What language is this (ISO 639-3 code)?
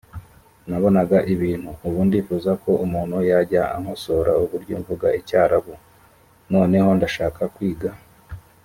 kin